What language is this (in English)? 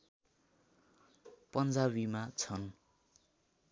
Nepali